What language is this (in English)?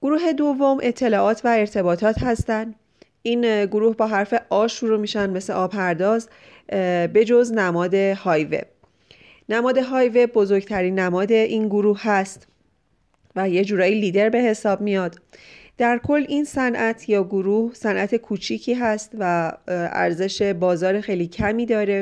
Persian